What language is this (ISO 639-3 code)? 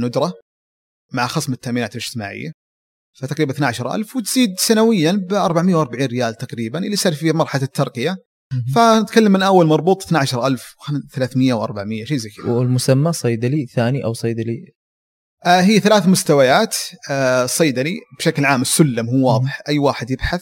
ara